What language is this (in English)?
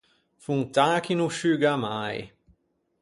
Ligurian